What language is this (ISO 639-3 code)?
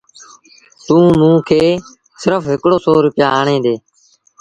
sbn